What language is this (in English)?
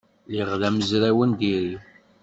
Kabyle